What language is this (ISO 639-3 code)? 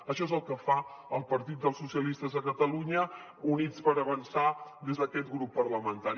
cat